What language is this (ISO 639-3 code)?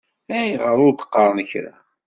kab